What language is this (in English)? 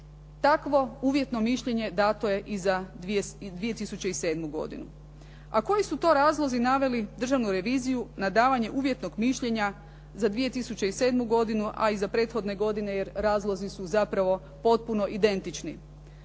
Croatian